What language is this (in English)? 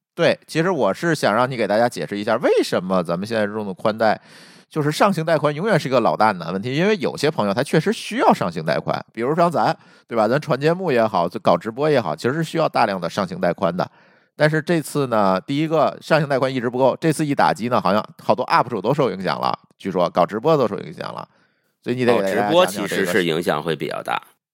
Chinese